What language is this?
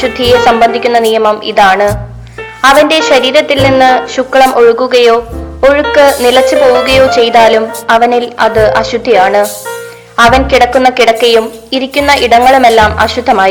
Malayalam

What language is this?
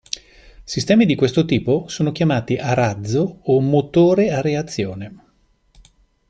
Italian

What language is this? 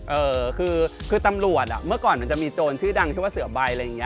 Thai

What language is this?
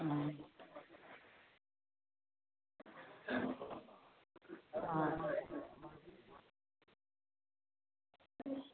Assamese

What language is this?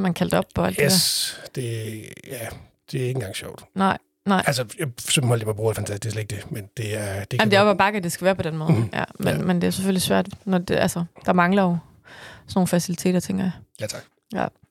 Danish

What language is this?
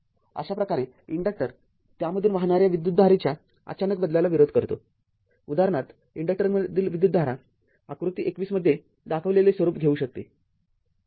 Marathi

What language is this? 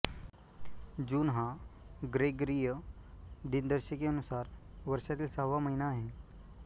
Marathi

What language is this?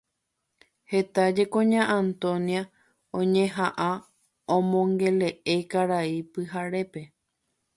Guarani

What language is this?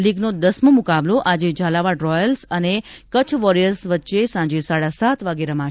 Gujarati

